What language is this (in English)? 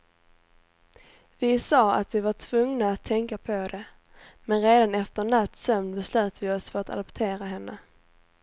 Swedish